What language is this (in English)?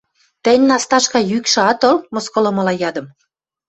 Western Mari